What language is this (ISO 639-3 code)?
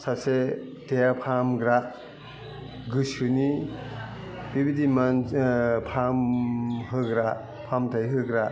brx